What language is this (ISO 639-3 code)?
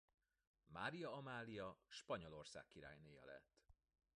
hun